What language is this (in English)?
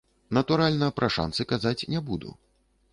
Belarusian